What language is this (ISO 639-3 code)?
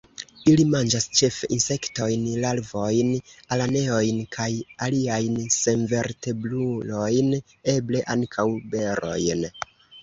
epo